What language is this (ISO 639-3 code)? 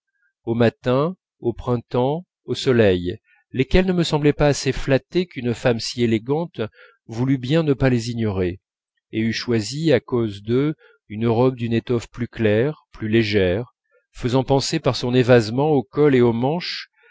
fra